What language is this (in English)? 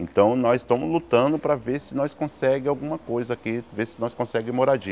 Portuguese